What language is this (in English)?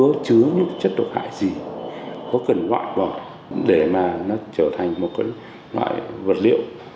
Vietnamese